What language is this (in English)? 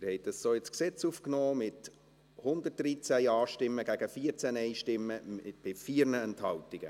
Swiss German